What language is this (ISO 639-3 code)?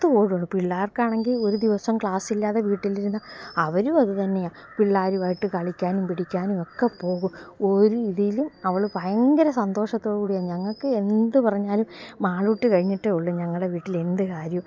mal